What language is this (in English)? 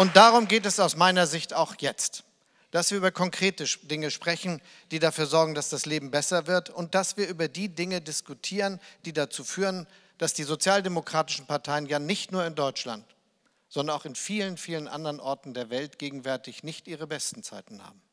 German